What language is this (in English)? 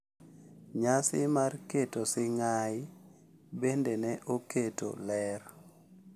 Luo (Kenya and Tanzania)